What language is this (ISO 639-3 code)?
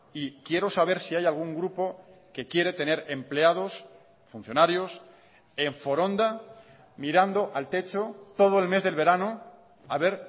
spa